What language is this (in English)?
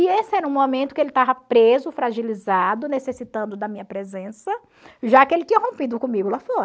Portuguese